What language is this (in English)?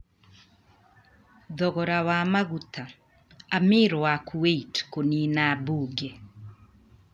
Kikuyu